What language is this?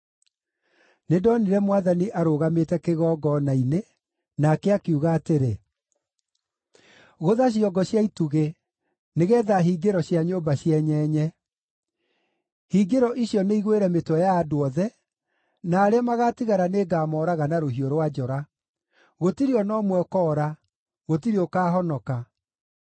Kikuyu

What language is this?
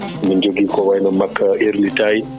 Fula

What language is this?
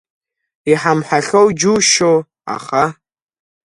Abkhazian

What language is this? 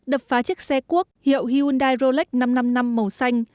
Vietnamese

